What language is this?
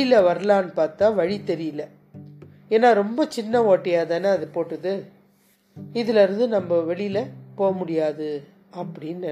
Tamil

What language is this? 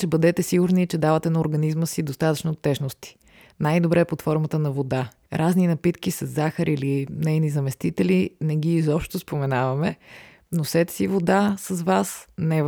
Bulgarian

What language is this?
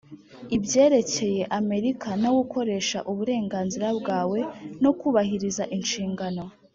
Kinyarwanda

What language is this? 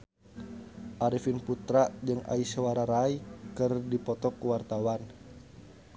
Sundanese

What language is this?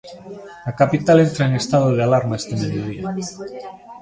Galician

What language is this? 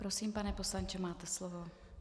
Czech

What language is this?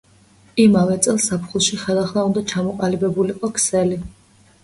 Georgian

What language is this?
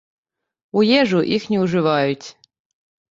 Belarusian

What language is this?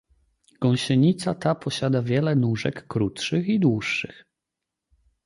Polish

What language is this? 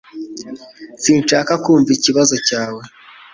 Kinyarwanda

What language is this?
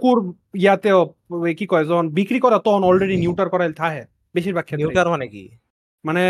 Bangla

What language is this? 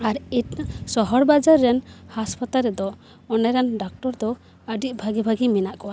Santali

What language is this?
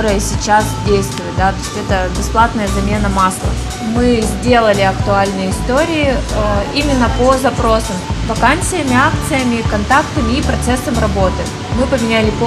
Russian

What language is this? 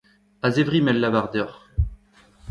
Breton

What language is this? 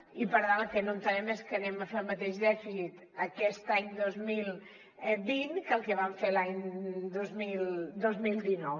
Catalan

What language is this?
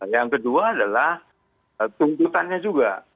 Indonesian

